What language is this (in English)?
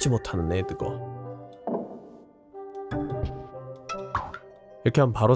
Korean